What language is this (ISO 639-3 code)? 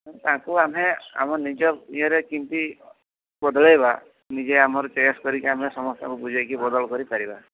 ori